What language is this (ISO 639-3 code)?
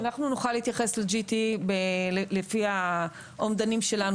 heb